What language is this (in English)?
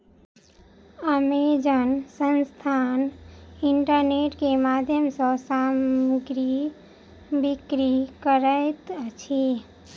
Maithili